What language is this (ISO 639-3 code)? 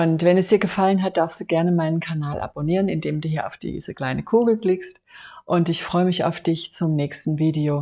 deu